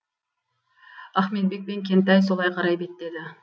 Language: Kazakh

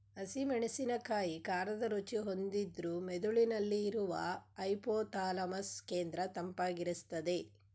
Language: Kannada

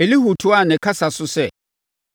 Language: Akan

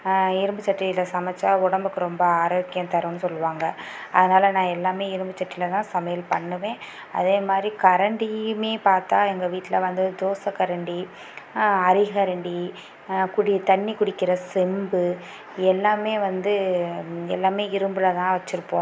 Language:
Tamil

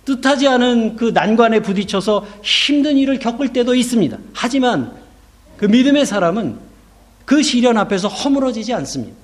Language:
Korean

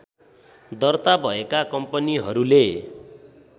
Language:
Nepali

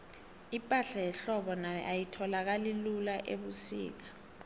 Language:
South Ndebele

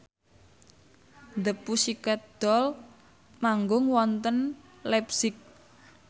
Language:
Javanese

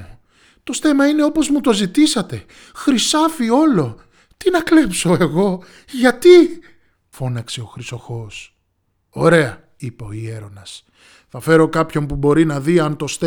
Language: Greek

